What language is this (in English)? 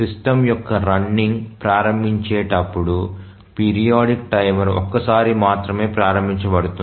Telugu